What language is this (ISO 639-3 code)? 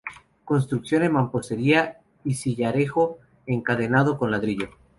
spa